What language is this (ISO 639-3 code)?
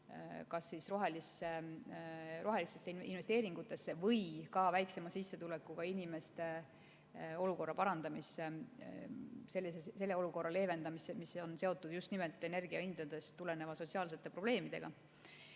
est